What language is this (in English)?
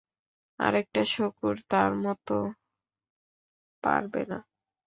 Bangla